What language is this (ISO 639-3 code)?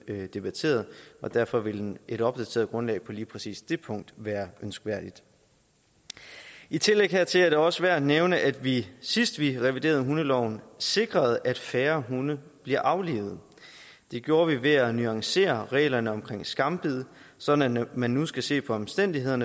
dan